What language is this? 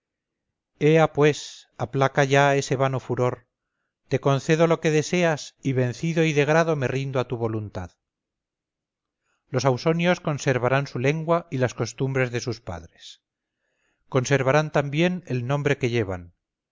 Spanish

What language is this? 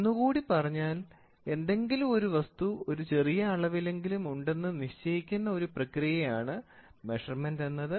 Malayalam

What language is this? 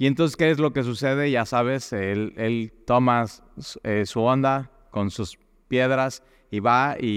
Spanish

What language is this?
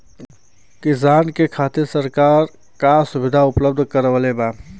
Bhojpuri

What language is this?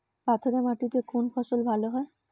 Bangla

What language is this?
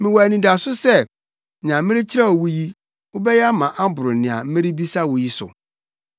Akan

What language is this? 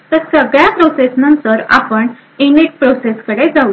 Marathi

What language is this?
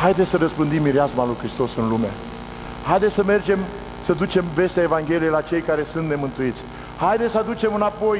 Romanian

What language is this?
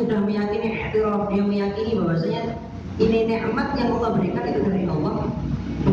Indonesian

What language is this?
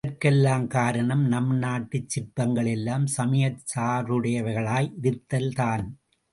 Tamil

